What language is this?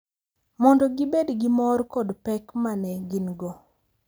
Luo (Kenya and Tanzania)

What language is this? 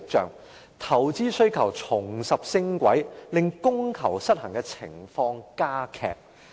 Cantonese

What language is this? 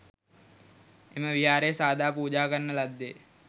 Sinhala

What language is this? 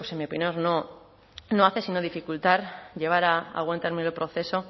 Spanish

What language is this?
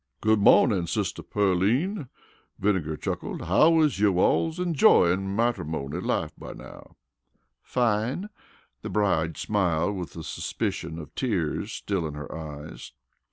English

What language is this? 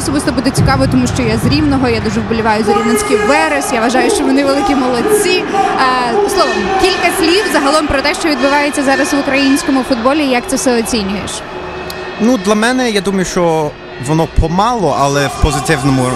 Ukrainian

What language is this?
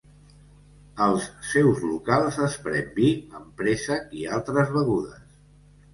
Catalan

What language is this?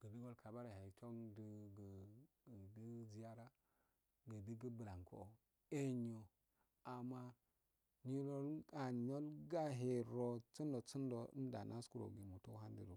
Afade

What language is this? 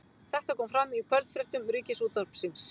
Icelandic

